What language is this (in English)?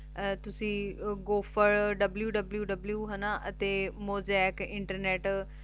Punjabi